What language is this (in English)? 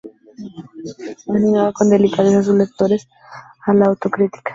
Spanish